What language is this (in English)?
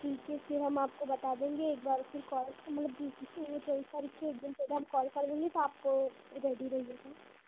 Hindi